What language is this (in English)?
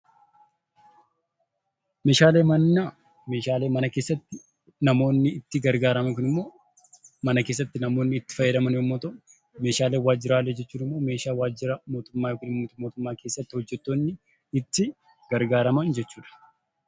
Oromo